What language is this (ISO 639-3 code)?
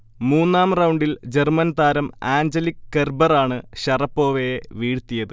mal